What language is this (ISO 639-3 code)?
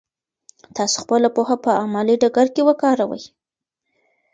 pus